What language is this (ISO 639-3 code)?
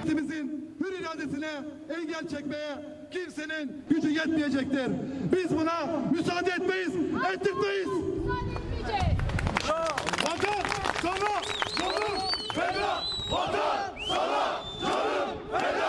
tur